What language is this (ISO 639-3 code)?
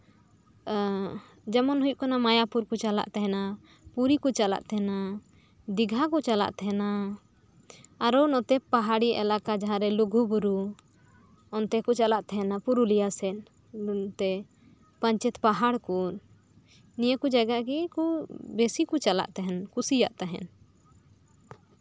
sat